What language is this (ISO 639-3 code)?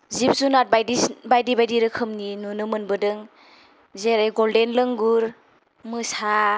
brx